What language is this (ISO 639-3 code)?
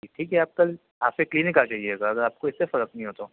urd